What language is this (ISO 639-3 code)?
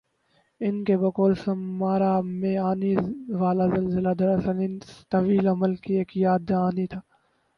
urd